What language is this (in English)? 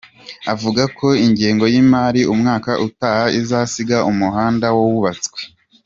Kinyarwanda